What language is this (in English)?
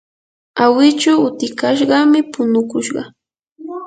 Yanahuanca Pasco Quechua